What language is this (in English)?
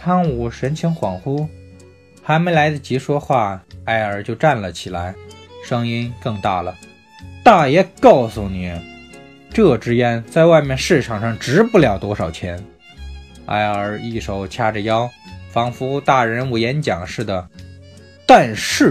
Chinese